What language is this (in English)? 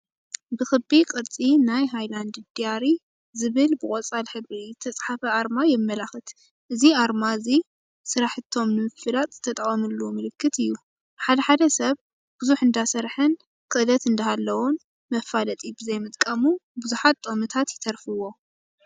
Tigrinya